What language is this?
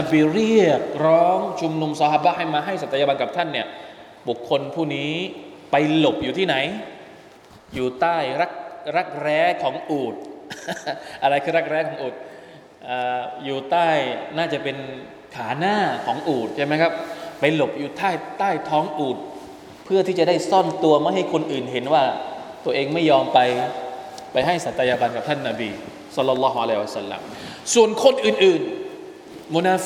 Thai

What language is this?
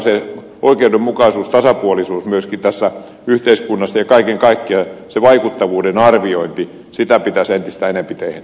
Finnish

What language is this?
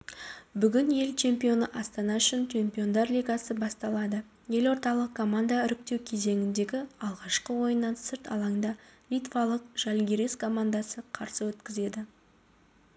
Kazakh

